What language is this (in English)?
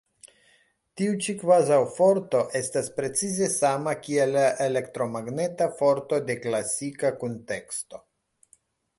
Esperanto